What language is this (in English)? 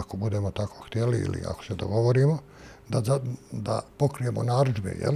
Croatian